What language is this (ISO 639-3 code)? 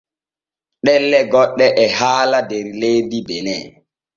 fue